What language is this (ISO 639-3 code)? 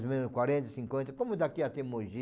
por